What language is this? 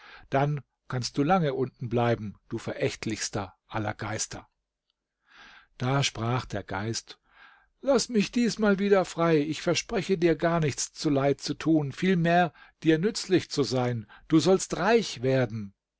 German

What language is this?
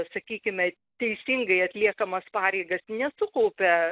Lithuanian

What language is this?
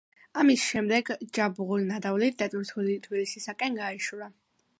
Georgian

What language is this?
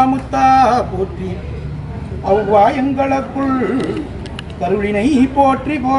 Indonesian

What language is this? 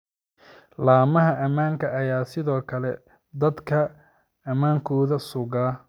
Somali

